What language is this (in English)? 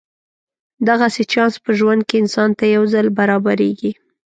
Pashto